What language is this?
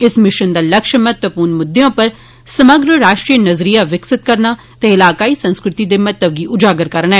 Dogri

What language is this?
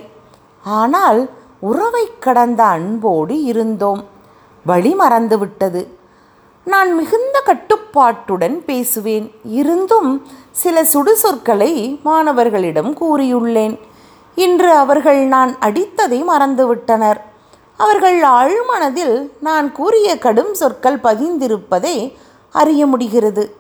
Tamil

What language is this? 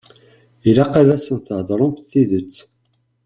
Kabyle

